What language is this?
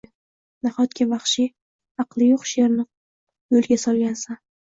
Uzbek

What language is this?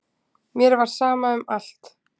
Icelandic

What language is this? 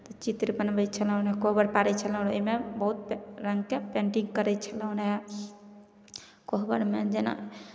Maithili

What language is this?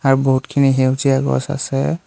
Assamese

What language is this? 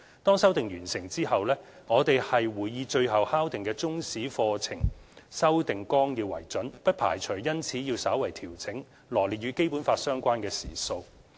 Cantonese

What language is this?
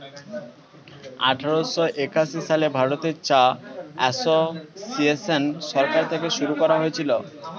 Bangla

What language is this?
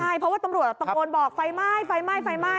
Thai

